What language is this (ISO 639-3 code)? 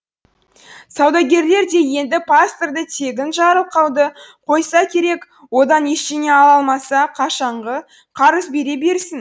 kaz